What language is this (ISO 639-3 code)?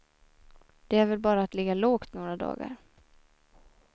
swe